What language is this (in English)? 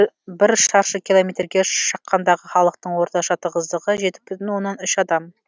Kazakh